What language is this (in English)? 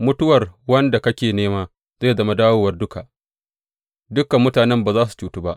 Hausa